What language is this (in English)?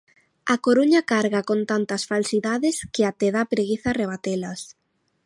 Galician